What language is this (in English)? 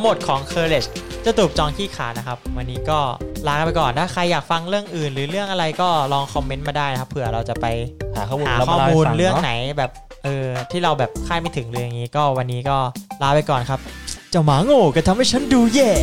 Thai